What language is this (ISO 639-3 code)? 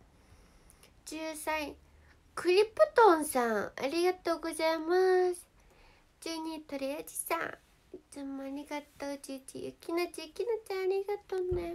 jpn